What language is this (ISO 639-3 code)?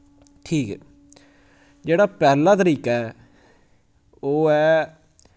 doi